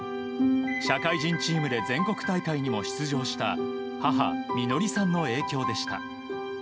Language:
Japanese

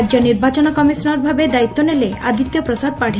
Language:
Odia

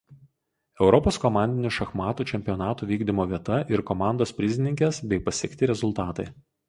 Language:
Lithuanian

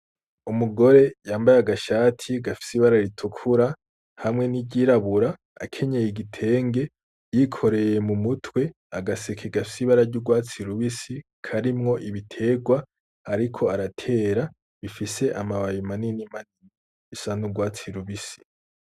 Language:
Rundi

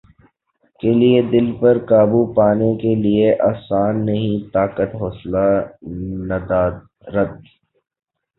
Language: Urdu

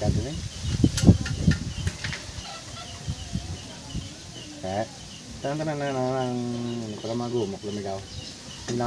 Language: Filipino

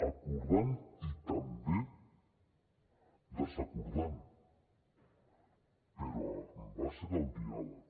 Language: Catalan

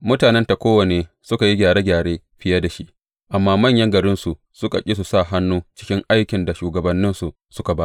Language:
Hausa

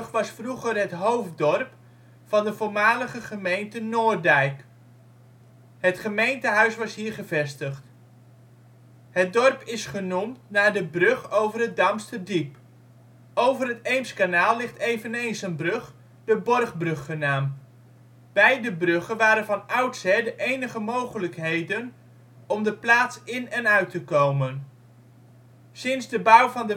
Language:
Dutch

